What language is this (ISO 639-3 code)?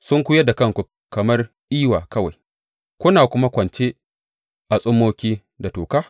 hau